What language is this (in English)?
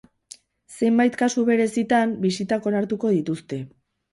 Basque